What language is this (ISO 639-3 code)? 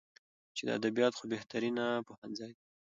pus